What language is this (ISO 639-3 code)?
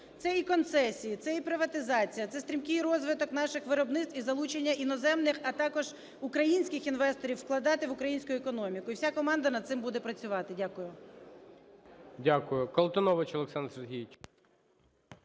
ukr